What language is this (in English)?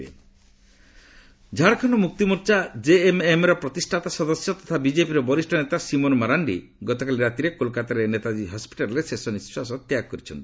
Odia